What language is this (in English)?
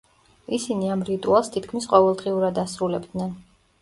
Georgian